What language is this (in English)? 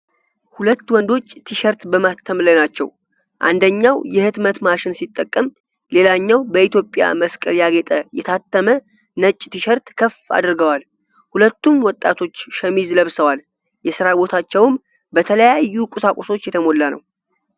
Amharic